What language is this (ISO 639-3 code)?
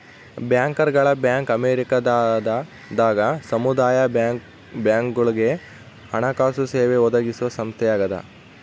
kan